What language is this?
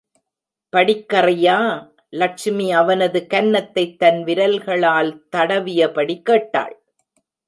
Tamil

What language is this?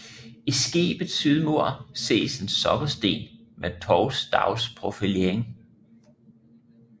Danish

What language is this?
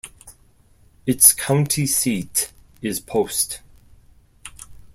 English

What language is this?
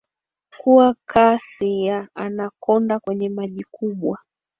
Swahili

